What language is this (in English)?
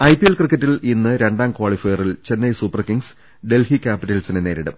Malayalam